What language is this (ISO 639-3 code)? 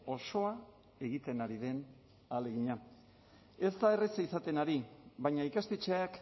eus